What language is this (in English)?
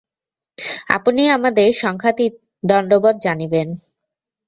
Bangla